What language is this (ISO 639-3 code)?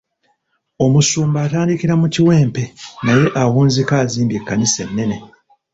lug